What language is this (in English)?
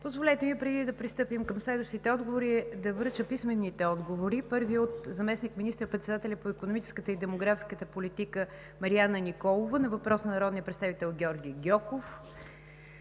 Bulgarian